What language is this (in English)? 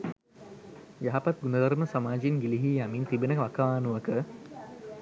Sinhala